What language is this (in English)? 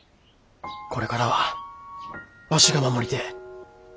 Japanese